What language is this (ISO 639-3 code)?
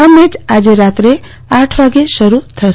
guj